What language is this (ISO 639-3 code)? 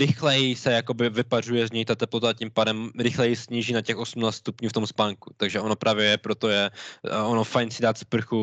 ces